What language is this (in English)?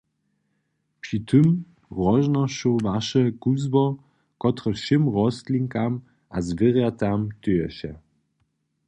Upper Sorbian